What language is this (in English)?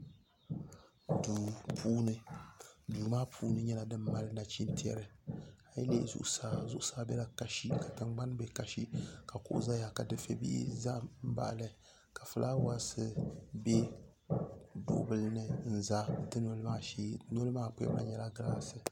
Dagbani